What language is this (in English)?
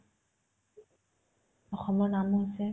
Assamese